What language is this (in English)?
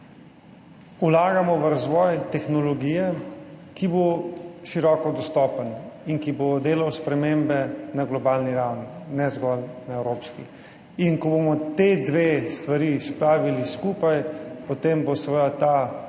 Slovenian